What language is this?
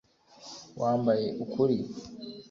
Kinyarwanda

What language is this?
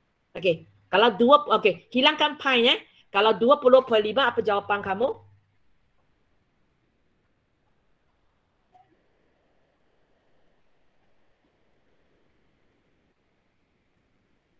Malay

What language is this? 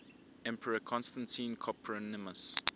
English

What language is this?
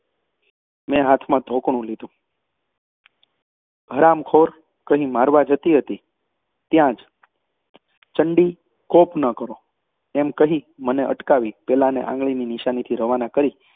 Gujarati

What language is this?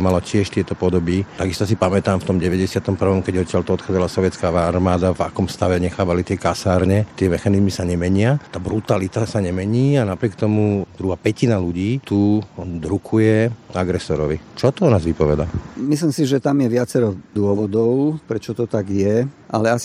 Slovak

